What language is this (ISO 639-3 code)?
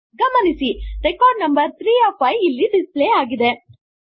kan